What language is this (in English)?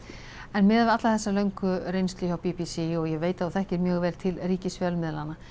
Icelandic